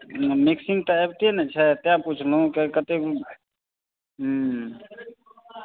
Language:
Maithili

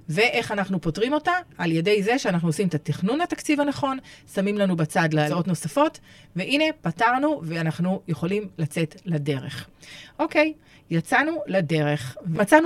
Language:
Hebrew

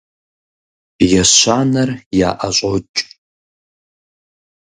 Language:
Kabardian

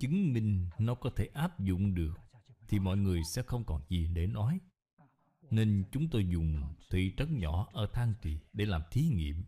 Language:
Vietnamese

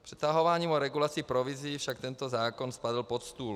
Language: Czech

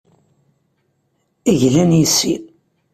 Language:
Kabyle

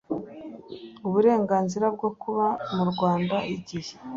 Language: Kinyarwanda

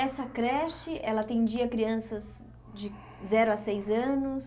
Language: Portuguese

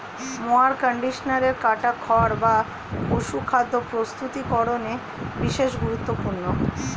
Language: Bangla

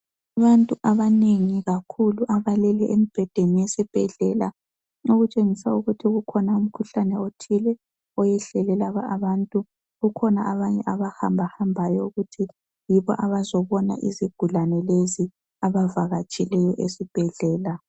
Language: North Ndebele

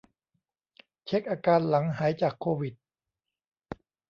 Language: Thai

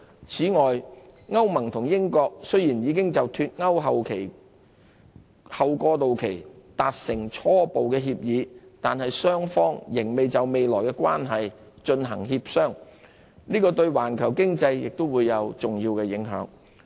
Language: Cantonese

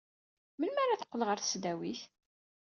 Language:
Kabyle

